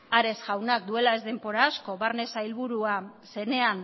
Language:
Basque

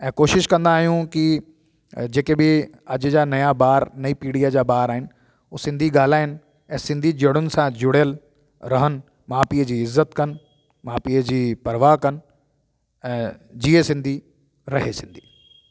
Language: Sindhi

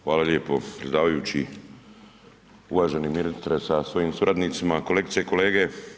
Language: Croatian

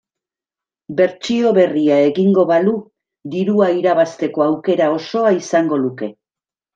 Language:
Basque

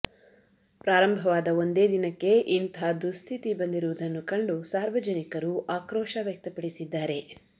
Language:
Kannada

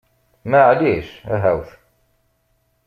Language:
Kabyle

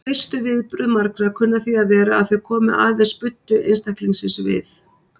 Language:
Icelandic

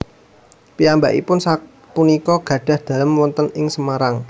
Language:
Javanese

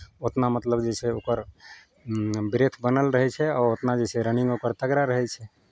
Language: Maithili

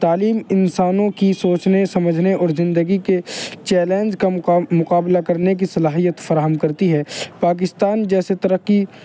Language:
Urdu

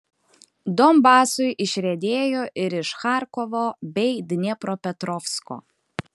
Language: Lithuanian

